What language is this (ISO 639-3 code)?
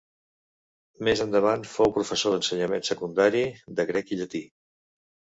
cat